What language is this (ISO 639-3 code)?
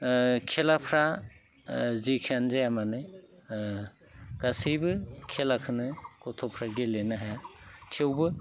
brx